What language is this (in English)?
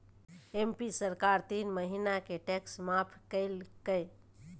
Magahi